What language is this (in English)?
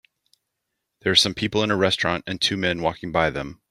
English